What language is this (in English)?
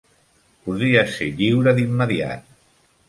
Catalan